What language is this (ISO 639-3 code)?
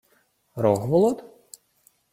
ukr